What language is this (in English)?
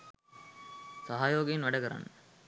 Sinhala